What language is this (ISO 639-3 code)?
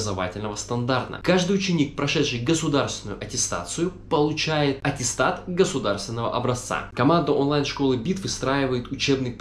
rus